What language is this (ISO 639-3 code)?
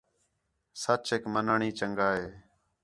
xhe